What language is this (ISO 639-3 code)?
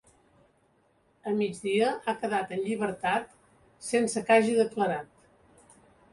cat